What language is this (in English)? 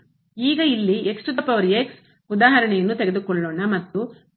Kannada